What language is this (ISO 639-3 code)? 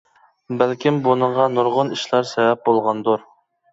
uig